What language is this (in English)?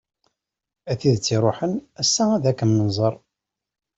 Kabyle